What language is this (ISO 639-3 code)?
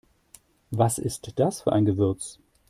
deu